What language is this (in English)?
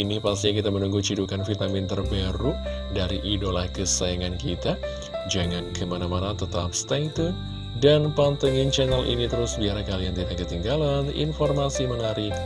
Indonesian